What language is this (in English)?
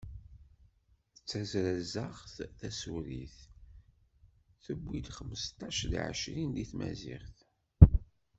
Kabyle